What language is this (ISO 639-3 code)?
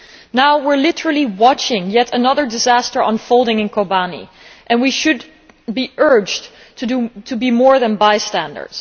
eng